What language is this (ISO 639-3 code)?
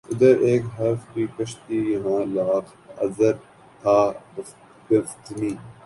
urd